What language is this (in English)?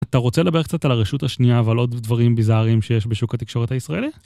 Hebrew